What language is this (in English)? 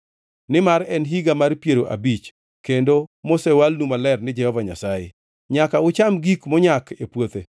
Luo (Kenya and Tanzania)